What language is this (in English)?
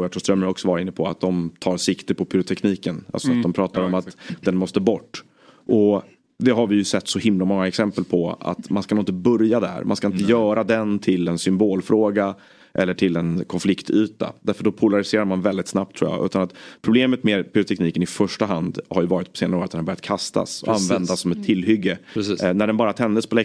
Swedish